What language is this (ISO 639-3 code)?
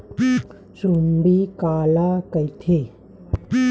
hne